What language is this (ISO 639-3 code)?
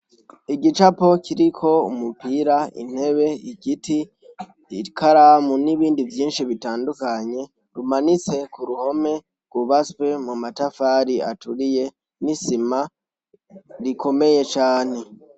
run